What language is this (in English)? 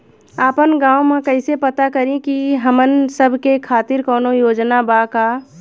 Bhojpuri